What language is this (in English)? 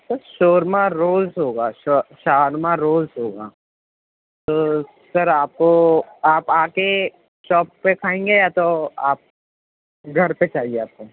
Urdu